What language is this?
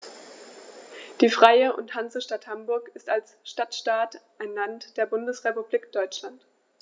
German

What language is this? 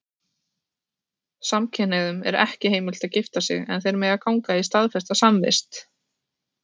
Icelandic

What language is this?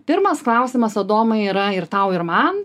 Lithuanian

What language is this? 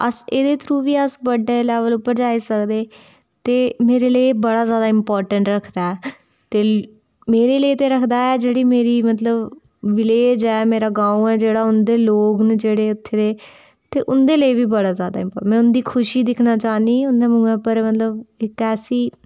Dogri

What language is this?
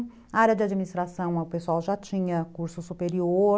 Portuguese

